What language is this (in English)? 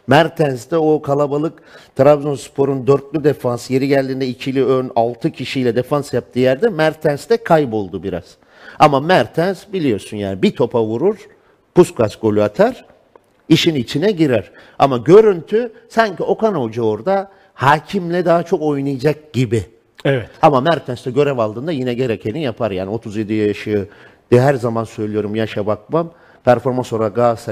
Turkish